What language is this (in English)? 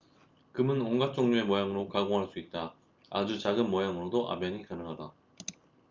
Korean